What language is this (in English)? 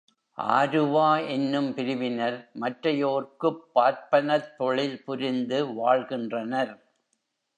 Tamil